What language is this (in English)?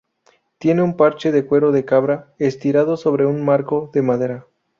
Spanish